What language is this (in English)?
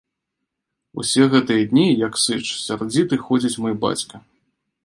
Belarusian